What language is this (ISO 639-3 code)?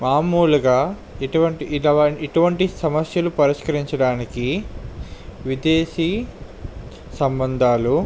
tel